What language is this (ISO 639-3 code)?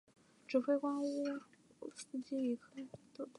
zho